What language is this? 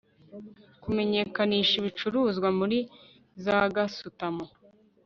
Kinyarwanda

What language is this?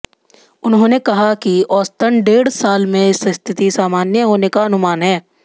Hindi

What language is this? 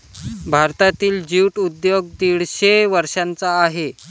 Marathi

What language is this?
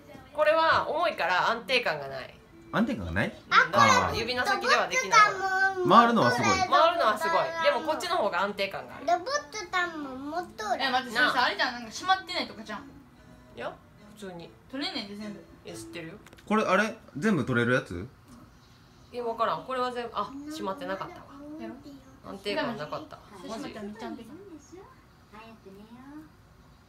Japanese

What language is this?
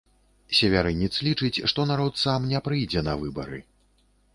Belarusian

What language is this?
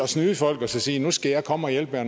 Danish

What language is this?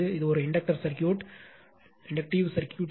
Tamil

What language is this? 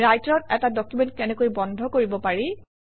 Assamese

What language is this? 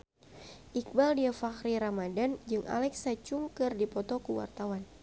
Sundanese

